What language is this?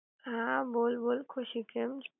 Gujarati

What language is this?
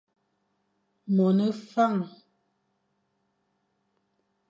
Fang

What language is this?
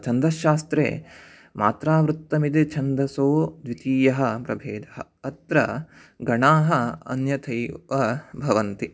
Sanskrit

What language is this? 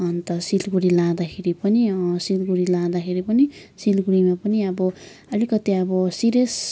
Nepali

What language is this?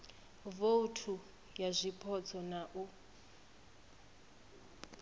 Venda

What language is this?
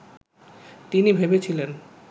Bangla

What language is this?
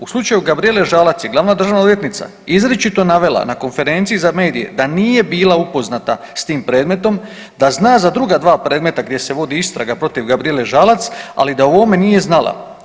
Croatian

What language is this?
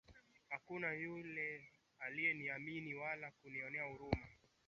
Swahili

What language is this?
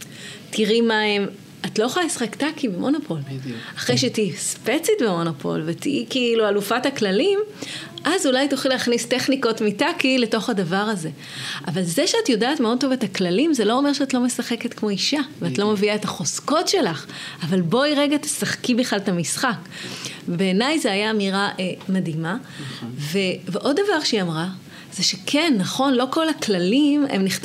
Hebrew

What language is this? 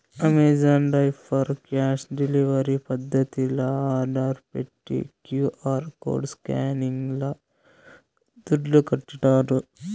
Telugu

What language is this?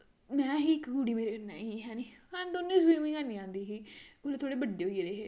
Dogri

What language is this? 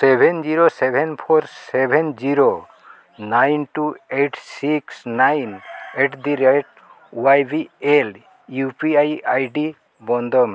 Santali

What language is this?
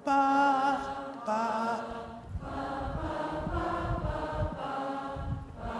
English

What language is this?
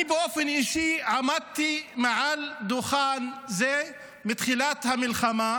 Hebrew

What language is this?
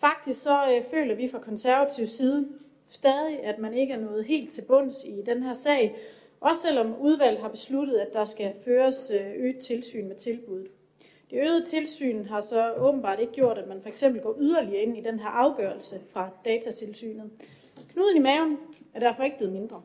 Danish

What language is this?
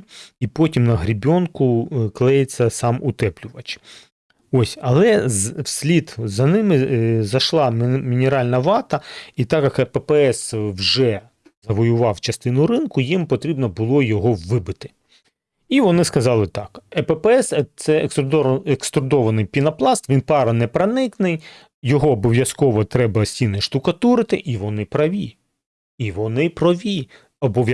Ukrainian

